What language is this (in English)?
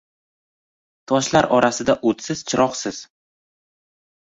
Uzbek